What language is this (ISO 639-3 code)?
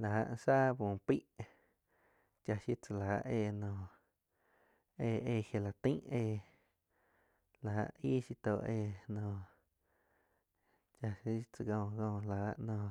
chq